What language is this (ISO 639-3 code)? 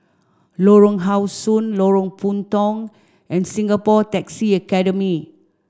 eng